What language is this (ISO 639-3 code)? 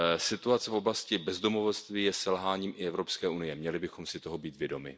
ces